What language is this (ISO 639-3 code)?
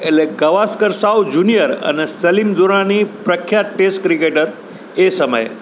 guj